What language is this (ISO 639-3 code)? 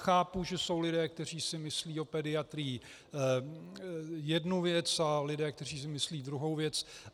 ces